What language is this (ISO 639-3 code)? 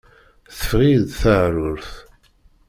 kab